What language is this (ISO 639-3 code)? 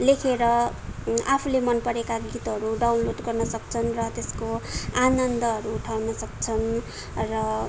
nep